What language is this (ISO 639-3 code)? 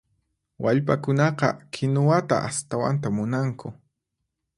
qxp